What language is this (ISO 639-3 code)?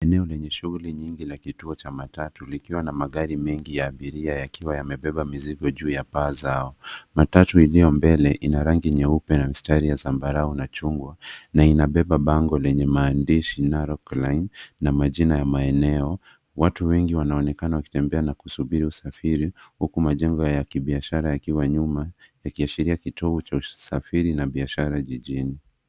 swa